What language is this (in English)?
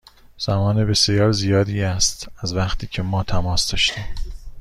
Persian